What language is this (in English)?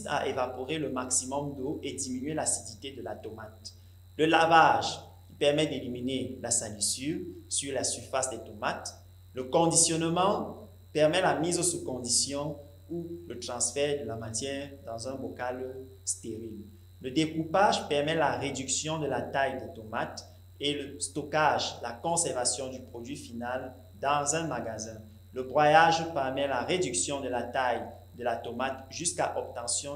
French